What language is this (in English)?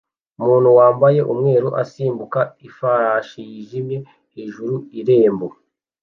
Kinyarwanda